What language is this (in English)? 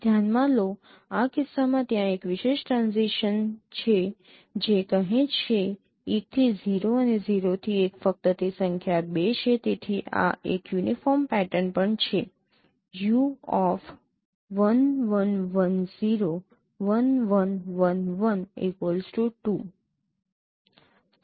Gujarati